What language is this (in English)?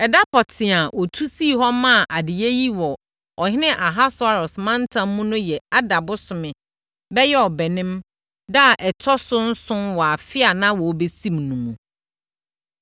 Akan